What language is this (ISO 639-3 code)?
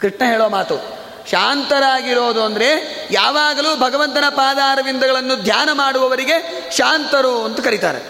kan